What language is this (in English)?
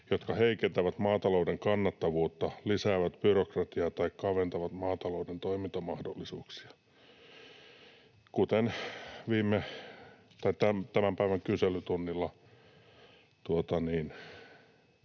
Finnish